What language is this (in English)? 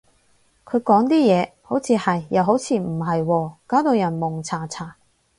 Cantonese